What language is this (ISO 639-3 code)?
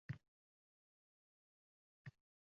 uzb